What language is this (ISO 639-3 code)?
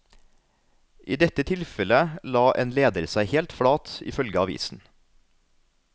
nor